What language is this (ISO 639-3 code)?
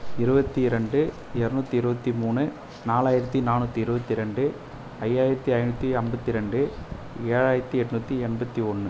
tam